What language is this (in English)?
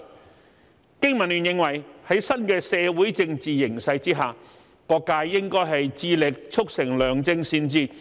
Cantonese